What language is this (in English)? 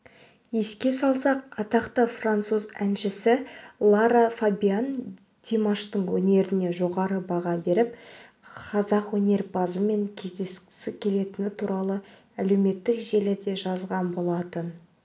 Kazakh